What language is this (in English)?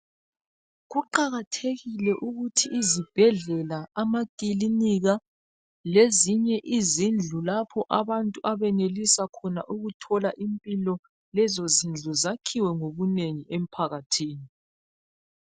North Ndebele